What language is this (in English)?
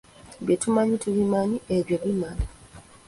Ganda